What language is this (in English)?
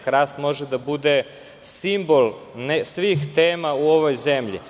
Serbian